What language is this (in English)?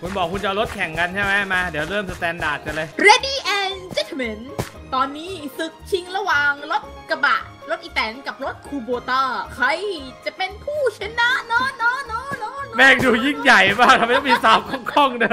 Thai